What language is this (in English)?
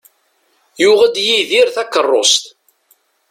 Kabyle